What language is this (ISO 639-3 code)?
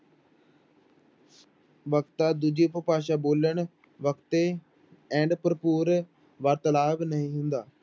pan